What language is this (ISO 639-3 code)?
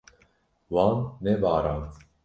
kur